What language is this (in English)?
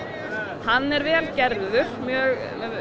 Icelandic